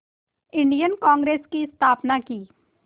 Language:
Hindi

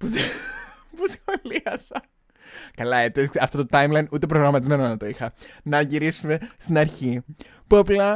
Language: Greek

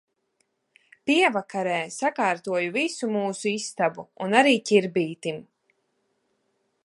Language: Latvian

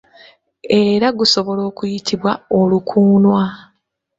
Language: Ganda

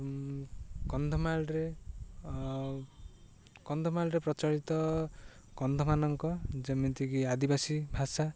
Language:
Odia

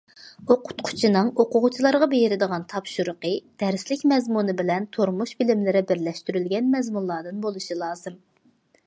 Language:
Uyghur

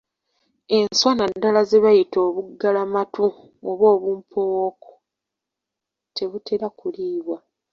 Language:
Ganda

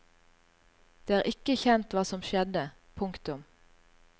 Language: Norwegian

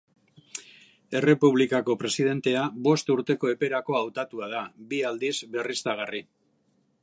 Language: Basque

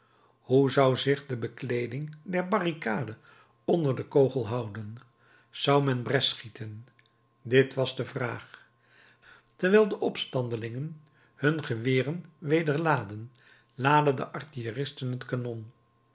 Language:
Dutch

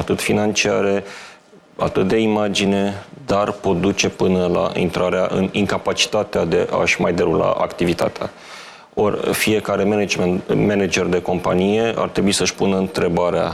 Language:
Romanian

